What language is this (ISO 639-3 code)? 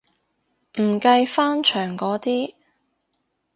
yue